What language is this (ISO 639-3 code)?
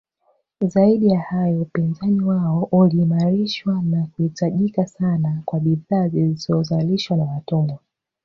swa